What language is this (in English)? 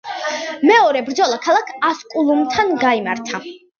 Georgian